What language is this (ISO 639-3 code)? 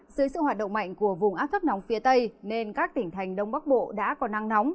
vie